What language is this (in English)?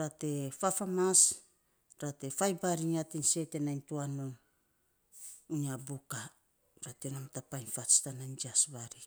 Saposa